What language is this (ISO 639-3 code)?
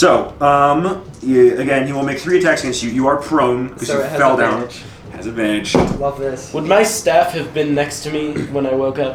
eng